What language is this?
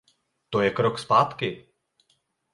Czech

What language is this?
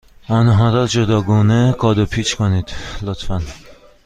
Persian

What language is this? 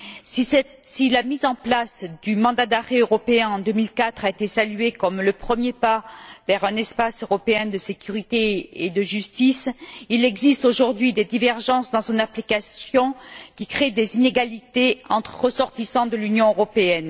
French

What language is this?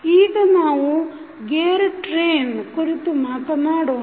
Kannada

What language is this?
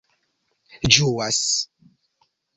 Esperanto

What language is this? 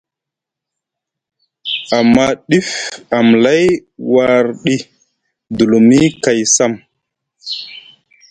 Musgu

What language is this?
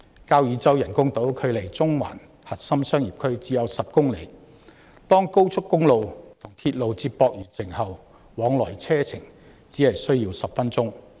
Cantonese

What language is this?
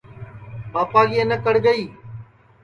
Sansi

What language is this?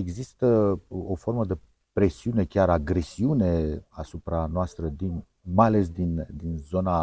Romanian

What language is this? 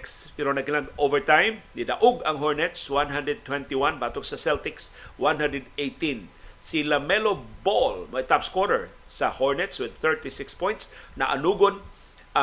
Filipino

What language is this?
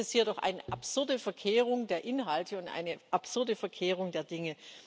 German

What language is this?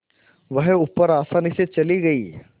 Hindi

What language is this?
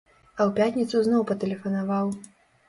Belarusian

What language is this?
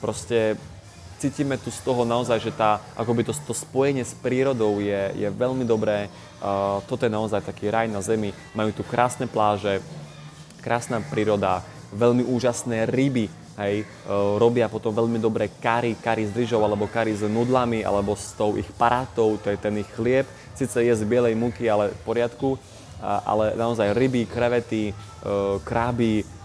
Slovak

